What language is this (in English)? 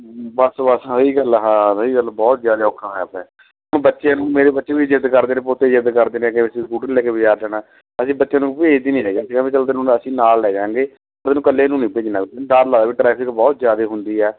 Punjabi